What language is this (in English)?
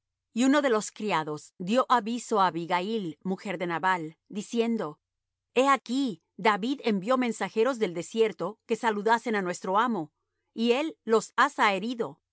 Spanish